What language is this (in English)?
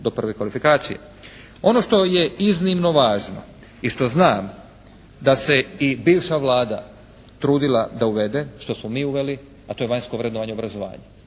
Croatian